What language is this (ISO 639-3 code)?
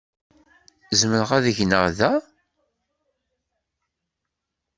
kab